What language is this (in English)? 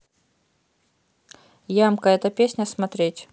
Russian